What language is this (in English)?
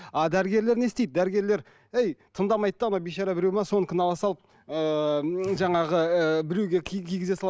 Kazakh